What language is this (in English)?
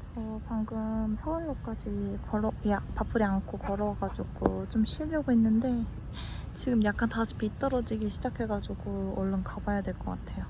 Korean